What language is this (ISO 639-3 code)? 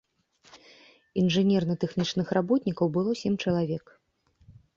bel